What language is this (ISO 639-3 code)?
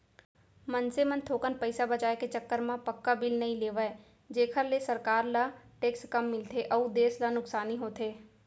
hne